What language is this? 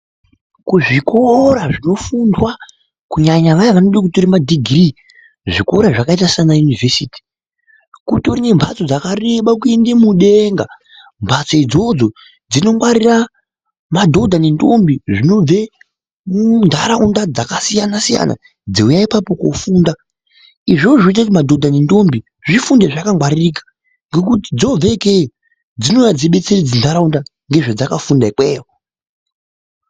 Ndau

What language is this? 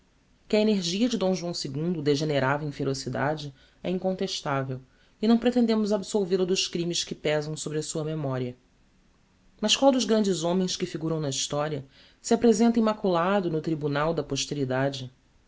Portuguese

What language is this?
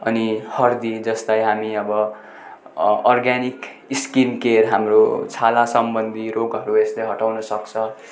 Nepali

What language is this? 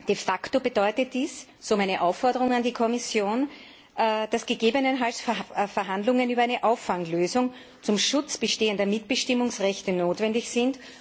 German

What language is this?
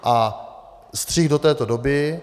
Czech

